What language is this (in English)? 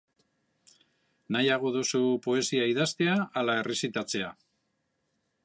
Basque